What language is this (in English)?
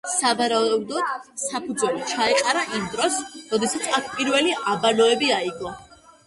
Georgian